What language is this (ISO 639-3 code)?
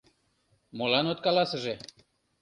chm